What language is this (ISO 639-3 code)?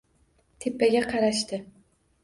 uzb